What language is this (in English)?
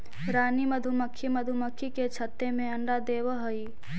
Magahi